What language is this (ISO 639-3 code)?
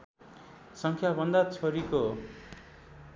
nep